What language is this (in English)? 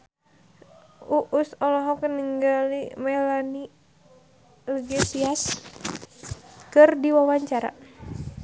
Sundanese